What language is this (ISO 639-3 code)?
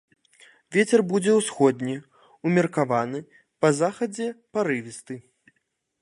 bel